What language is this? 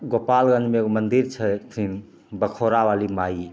Maithili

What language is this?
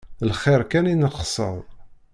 Kabyle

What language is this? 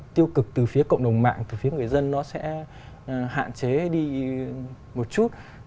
Vietnamese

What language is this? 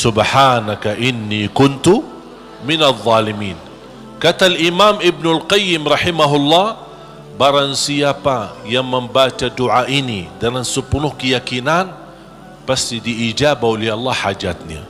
Malay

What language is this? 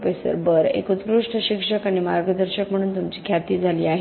Marathi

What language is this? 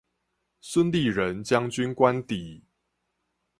Chinese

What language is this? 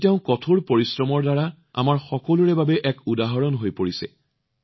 Assamese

